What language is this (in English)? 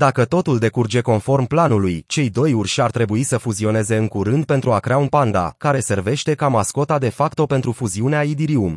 Romanian